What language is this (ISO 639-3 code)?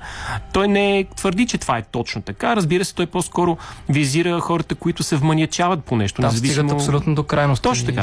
bul